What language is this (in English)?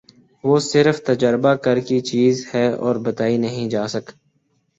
Urdu